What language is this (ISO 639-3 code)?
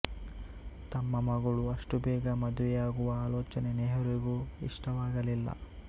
kan